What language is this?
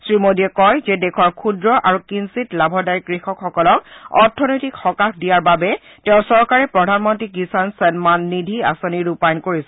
Assamese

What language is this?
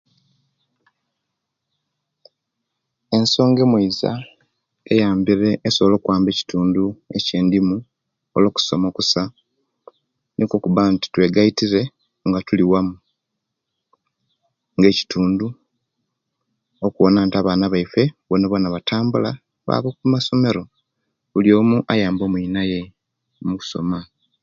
Kenyi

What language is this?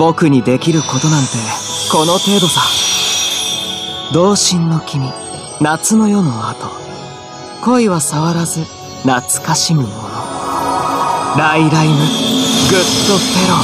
Japanese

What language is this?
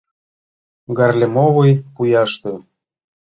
Mari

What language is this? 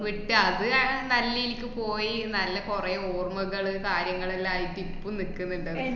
Malayalam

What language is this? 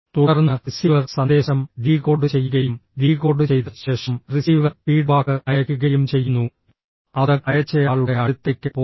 Malayalam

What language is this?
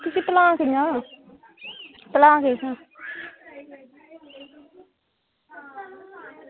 Dogri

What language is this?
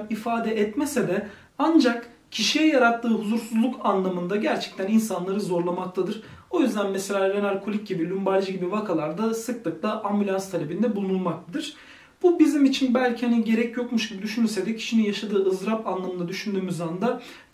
Turkish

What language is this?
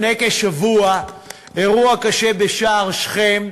Hebrew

